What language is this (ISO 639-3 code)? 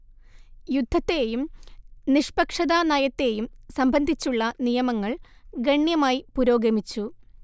mal